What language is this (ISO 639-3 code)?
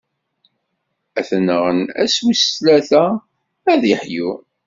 kab